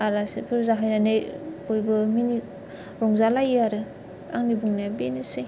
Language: Bodo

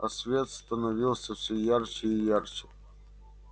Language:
Russian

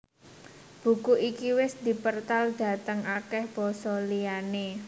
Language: Javanese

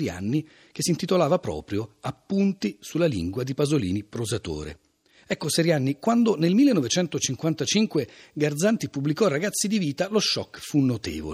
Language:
Italian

